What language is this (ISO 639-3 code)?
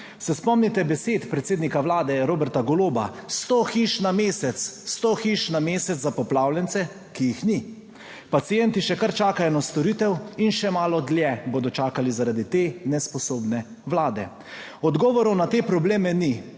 slv